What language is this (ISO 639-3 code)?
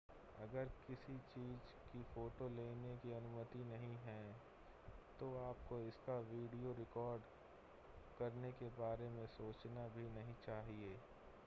hin